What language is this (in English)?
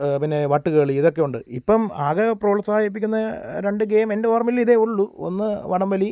Malayalam